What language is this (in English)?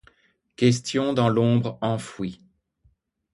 French